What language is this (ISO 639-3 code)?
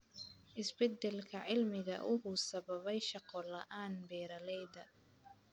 som